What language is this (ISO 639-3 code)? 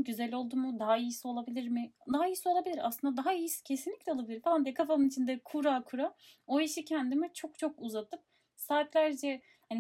tur